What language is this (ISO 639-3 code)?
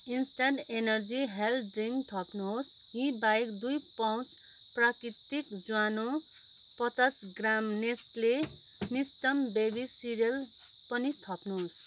nep